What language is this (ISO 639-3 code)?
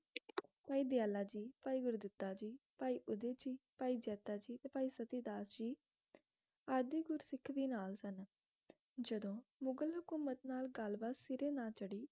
pan